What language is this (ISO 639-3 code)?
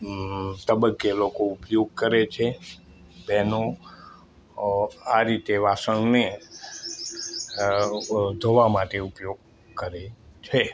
guj